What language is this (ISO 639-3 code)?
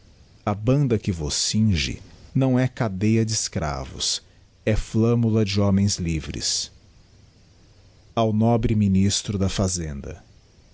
por